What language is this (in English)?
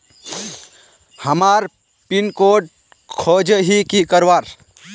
Magahi